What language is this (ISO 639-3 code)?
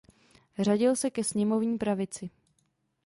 ces